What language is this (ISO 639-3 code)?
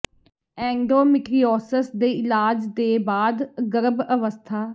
pan